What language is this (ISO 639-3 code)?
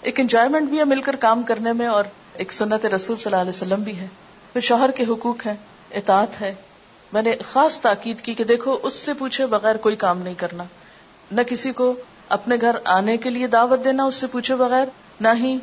urd